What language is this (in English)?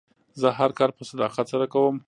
Pashto